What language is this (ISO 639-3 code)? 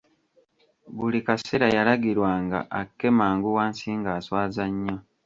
lug